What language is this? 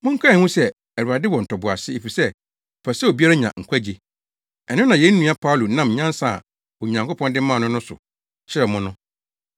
Akan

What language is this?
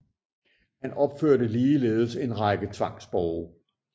Danish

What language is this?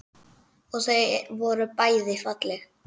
Icelandic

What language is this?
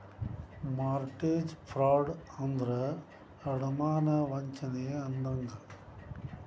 Kannada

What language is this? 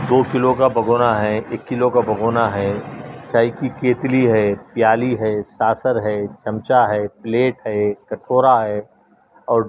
Urdu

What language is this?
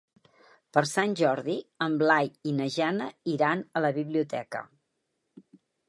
Catalan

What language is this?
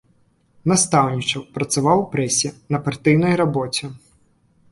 Belarusian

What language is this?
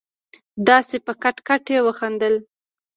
Pashto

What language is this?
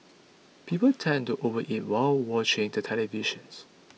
English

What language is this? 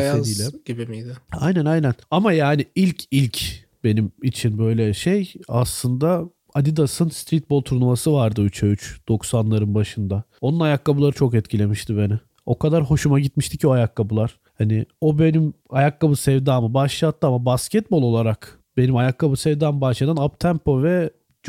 Turkish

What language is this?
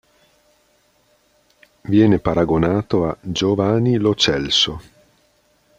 Italian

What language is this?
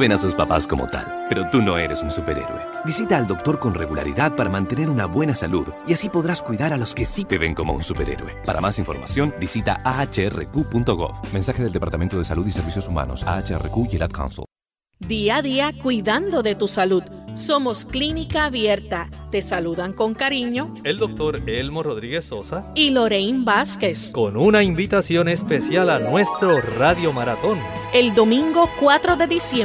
Spanish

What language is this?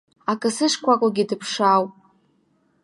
Abkhazian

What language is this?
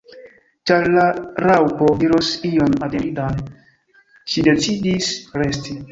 Esperanto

